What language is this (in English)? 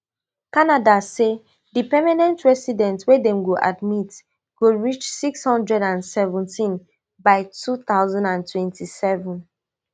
Nigerian Pidgin